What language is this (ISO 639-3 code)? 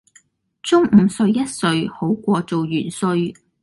yue